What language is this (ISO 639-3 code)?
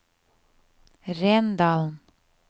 nor